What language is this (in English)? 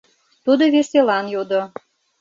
Mari